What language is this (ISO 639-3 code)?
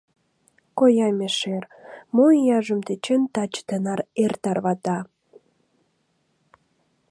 chm